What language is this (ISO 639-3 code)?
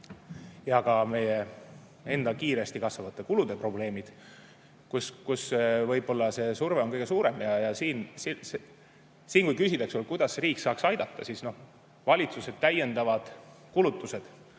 est